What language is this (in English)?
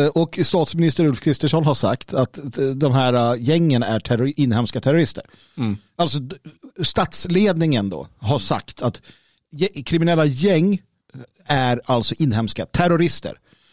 Swedish